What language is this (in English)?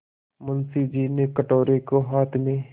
Hindi